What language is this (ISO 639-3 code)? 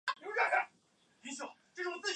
zho